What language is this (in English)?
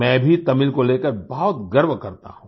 Hindi